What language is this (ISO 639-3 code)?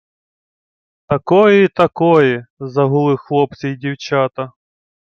ukr